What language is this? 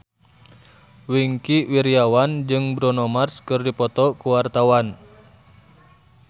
Sundanese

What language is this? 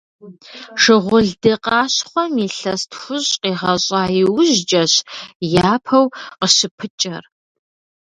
Kabardian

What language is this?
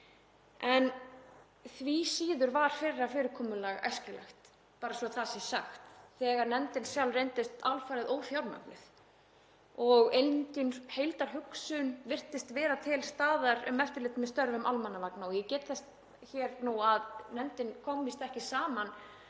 Icelandic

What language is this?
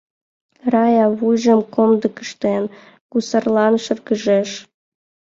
Mari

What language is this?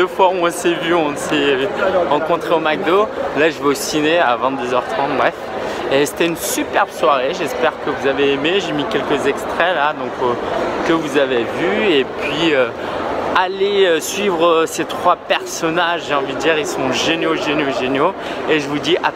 French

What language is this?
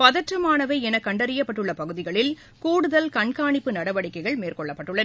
Tamil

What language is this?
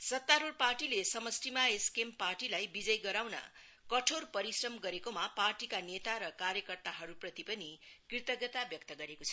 Nepali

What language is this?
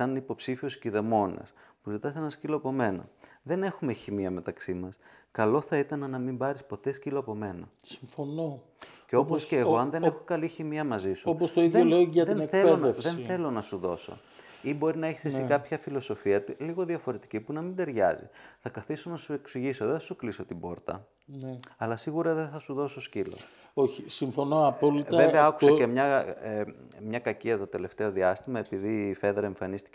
Greek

